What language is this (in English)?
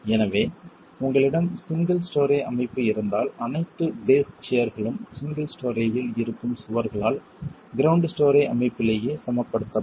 Tamil